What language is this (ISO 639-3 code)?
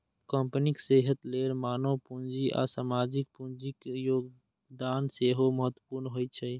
mai